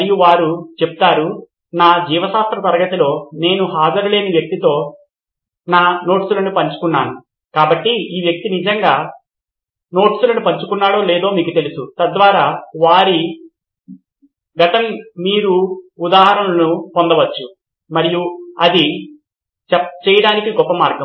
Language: Telugu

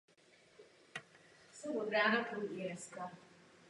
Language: Czech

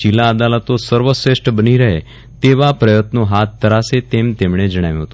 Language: Gujarati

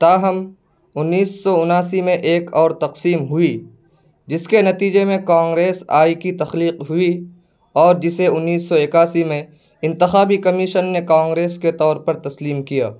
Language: Urdu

